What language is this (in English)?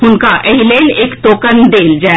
Maithili